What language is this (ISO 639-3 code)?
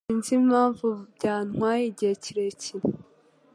kin